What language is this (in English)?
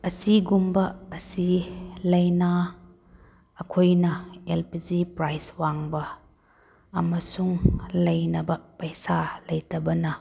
Manipuri